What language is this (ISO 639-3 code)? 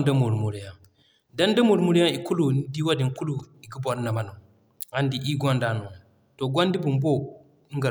dje